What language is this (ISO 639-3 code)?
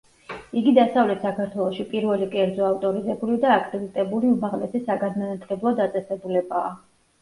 kat